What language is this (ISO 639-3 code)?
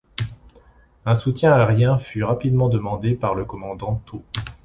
fra